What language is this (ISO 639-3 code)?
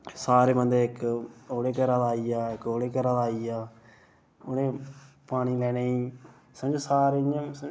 doi